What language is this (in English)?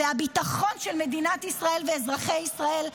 Hebrew